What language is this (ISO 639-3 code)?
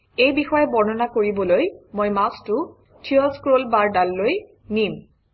asm